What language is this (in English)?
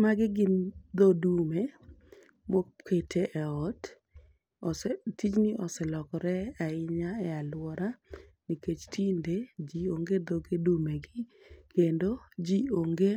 Luo (Kenya and Tanzania)